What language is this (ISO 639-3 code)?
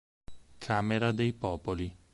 ita